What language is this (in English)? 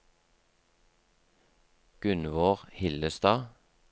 Norwegian